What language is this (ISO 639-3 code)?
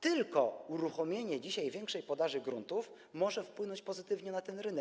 pol